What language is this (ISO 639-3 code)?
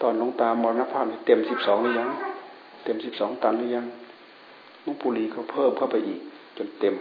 tha